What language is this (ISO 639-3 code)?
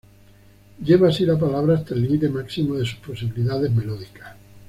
spa